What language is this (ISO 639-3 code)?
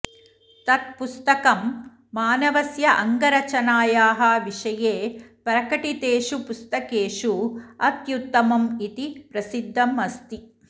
san